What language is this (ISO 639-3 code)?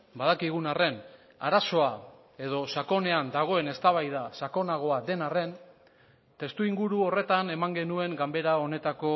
eus